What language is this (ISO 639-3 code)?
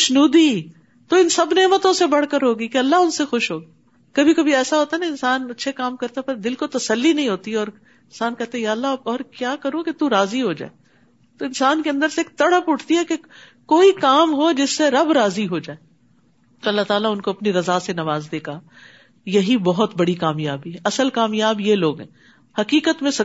urd